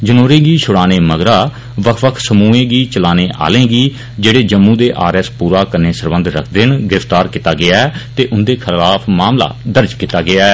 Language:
Dogri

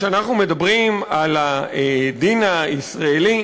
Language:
Hebrew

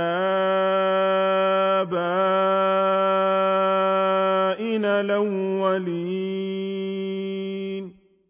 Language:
Arabic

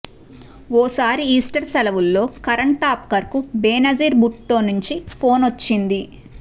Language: Telugu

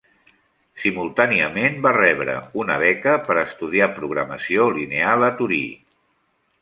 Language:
Catalan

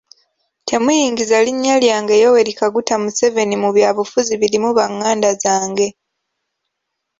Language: Ganda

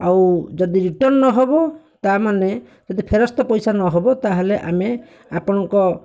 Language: Odia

